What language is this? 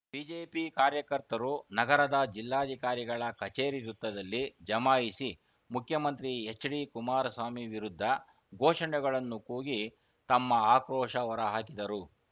Kannada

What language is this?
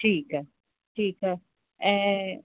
Sindhi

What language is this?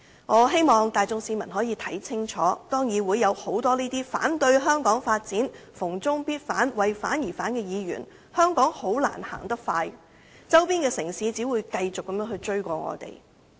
Cantonese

